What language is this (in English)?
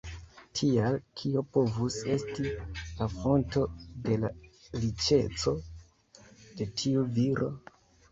Esperanto